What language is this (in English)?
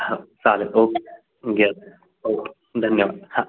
Marathi